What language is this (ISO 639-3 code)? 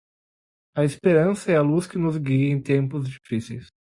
por